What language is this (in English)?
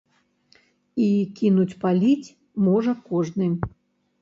Belarusian